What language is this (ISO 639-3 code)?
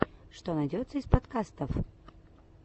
rus